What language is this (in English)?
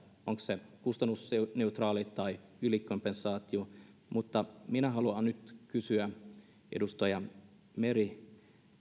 Finnish